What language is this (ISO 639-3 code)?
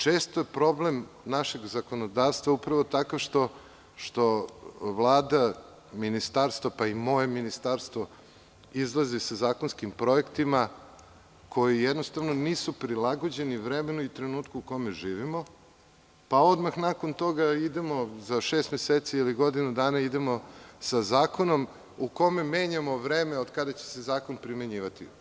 srp